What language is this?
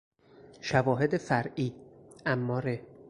Persian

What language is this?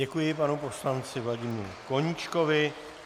Czech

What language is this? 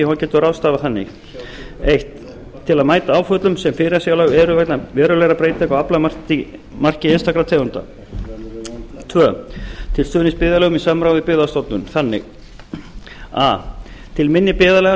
Icelandic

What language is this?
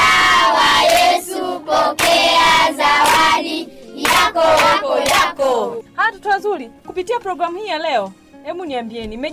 Swahili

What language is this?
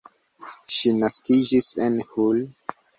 Esperanto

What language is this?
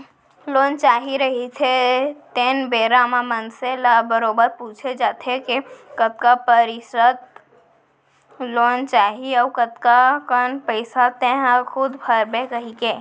Chhattisgarhi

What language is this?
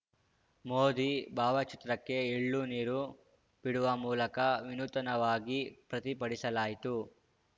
Kannada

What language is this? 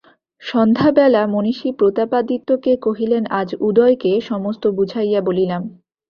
Bangla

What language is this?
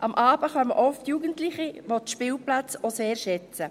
Swiss German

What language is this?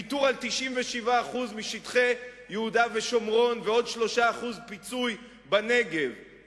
Hebrew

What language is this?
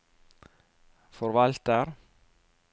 Norwegian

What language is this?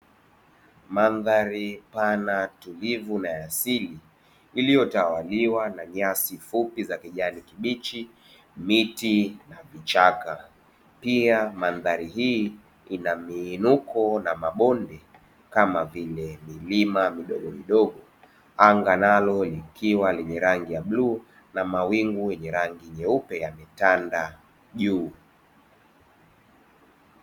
Swahili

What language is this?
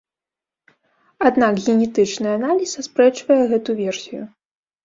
Belarusian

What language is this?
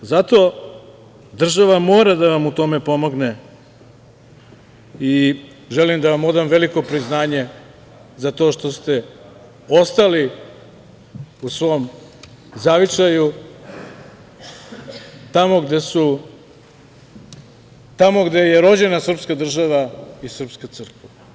Serbian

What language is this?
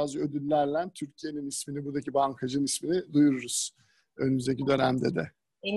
Turkish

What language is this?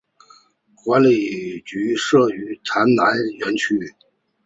Chinese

